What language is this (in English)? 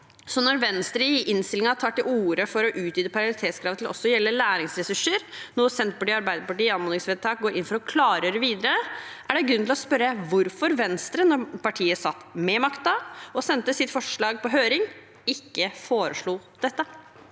Norwegian